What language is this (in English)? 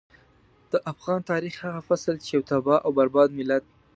Pashto